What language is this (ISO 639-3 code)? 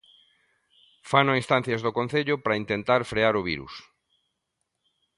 glg